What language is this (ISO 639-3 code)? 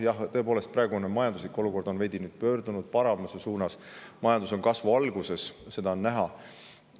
est